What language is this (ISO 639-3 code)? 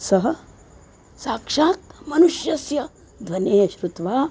san